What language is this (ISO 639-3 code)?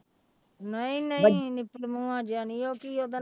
pan